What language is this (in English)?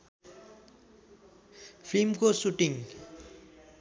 Nepali